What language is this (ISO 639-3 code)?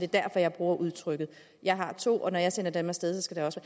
dan